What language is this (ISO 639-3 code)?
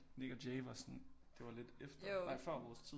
dan